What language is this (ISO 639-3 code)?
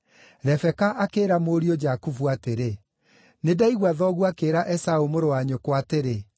kik